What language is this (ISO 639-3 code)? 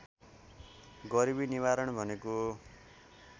nep